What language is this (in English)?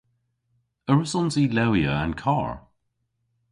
Cornish